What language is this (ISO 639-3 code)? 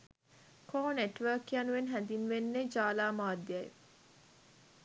sin